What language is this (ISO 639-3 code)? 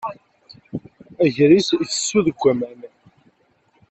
kab